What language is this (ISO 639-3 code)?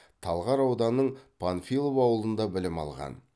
kaz